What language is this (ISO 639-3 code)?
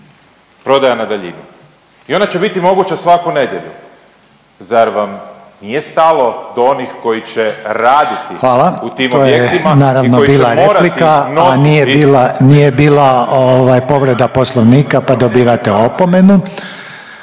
hrv